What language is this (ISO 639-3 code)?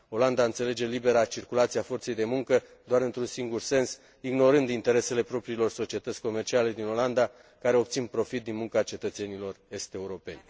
ron